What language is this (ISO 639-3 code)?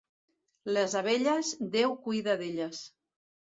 cat